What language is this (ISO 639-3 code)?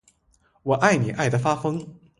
zho